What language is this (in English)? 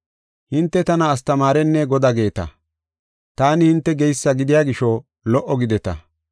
Gofa